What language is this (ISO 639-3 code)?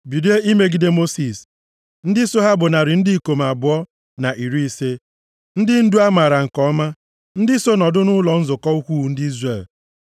ibo